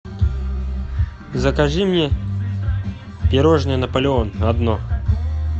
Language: Russian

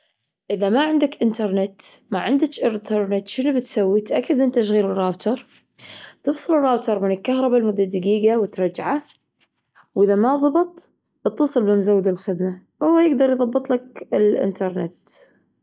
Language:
Gulf Arabic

